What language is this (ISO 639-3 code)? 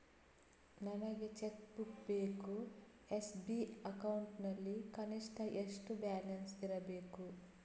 kan